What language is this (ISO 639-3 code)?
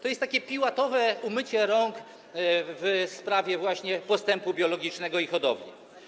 pol